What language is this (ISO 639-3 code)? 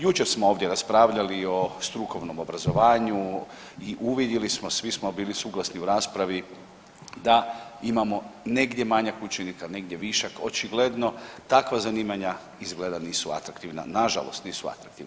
hrv